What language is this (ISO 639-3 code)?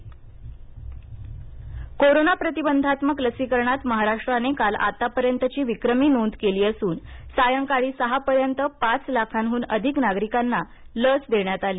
mar